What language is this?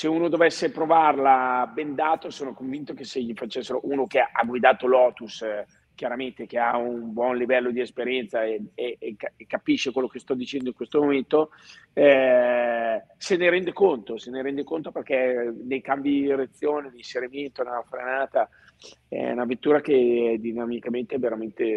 Italian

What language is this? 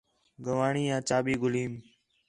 Khetrani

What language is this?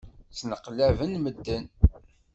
Kabyle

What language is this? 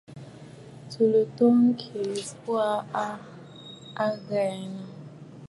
Bafut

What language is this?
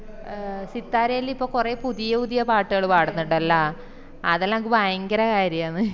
Malayalam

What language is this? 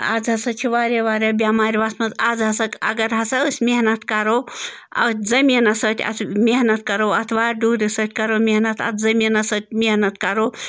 Kashmiri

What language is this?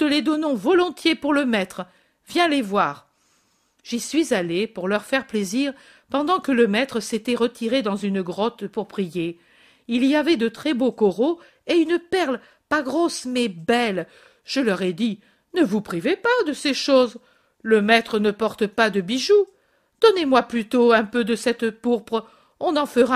French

